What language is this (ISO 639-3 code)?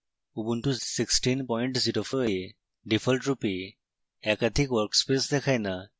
ben